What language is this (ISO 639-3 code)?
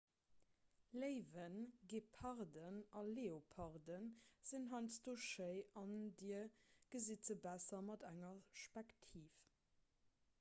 ltz